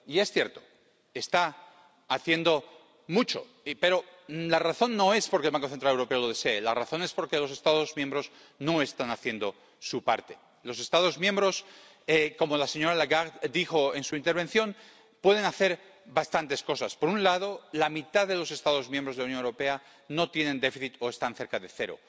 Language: Spanish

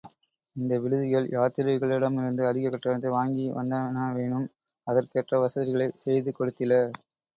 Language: Tamil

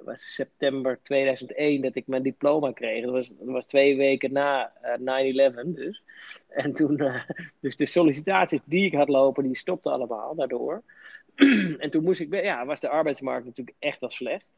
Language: Dutch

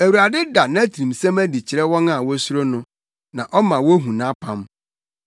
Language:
Akan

